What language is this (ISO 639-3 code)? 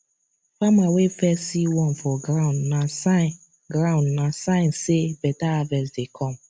pcm